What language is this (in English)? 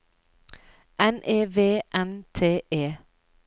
Norwegian